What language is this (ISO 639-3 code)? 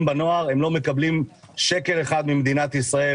heb